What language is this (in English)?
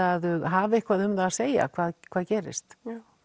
Icelandic